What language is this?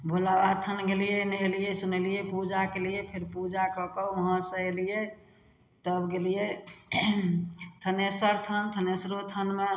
Maithili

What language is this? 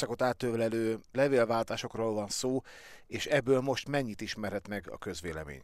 Hungarian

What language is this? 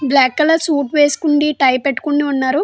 Telugu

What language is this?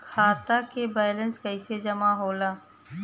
Bhojpuri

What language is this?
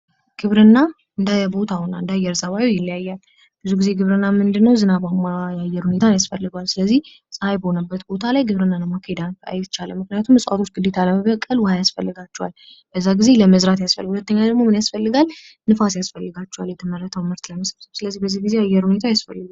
Amharic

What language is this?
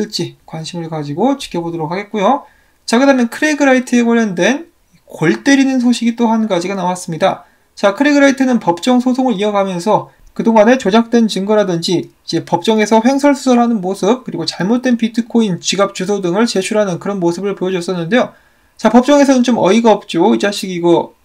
Korean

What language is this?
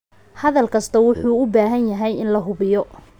Somali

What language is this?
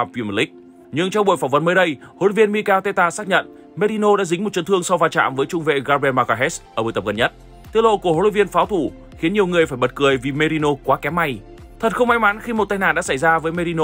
Vietnamese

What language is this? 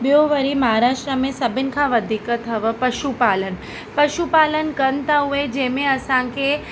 Sindhi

